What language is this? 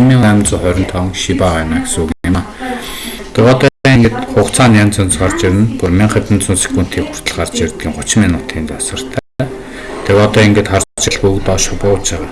Mongolian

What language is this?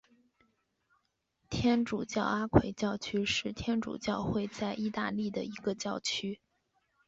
Chinese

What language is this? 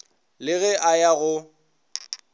Northern Sotho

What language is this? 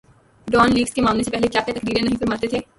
Urdu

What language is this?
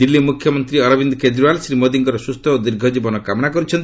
Odia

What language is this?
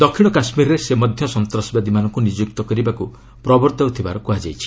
Odia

